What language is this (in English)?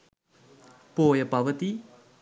Sinhala